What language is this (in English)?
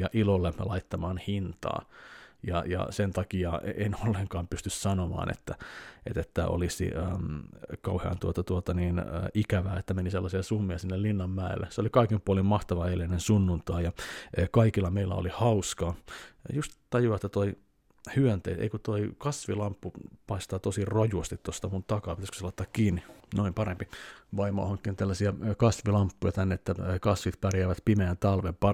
Finnish